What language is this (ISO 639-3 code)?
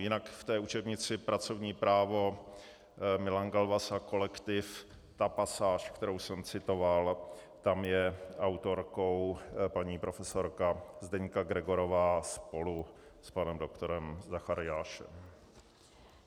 ces